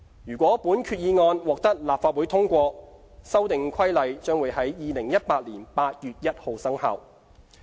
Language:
Cantonese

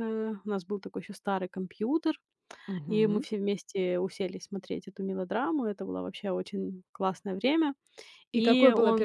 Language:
Russian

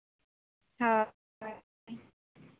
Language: Santali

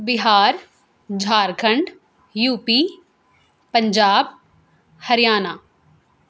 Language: Urdu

